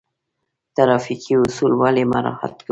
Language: Pashto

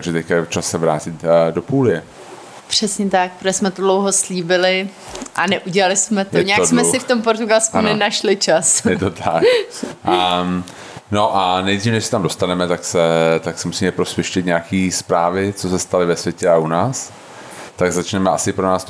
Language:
Czech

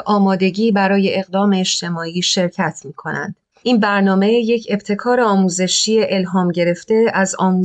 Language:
Persian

